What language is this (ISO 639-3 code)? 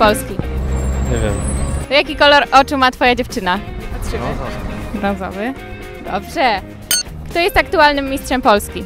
pol